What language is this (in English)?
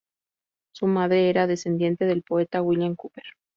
Spanish